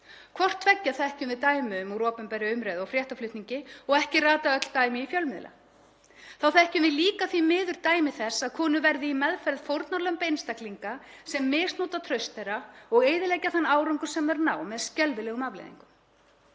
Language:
Icelandic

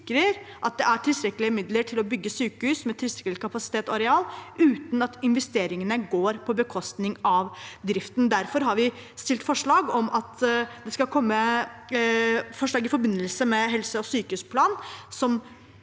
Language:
Norwegian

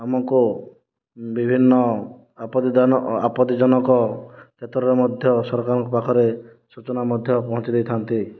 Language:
Odia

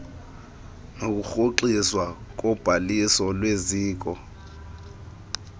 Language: Xhosa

